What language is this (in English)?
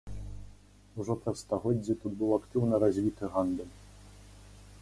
Belarusian